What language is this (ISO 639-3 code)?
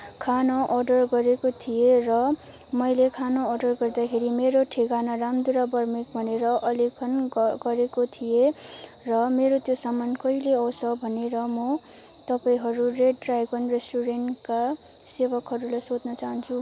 nep